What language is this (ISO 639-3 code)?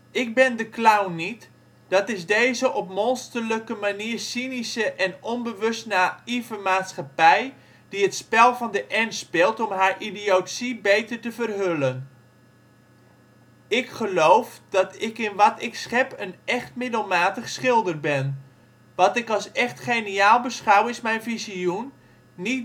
nld